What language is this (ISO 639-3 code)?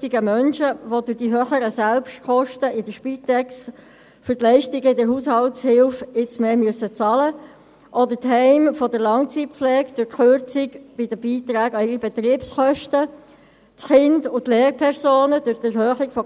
gsw